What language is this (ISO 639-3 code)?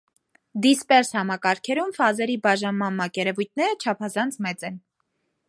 hye